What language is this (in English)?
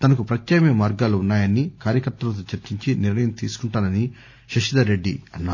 Telugu